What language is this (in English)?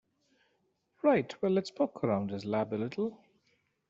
English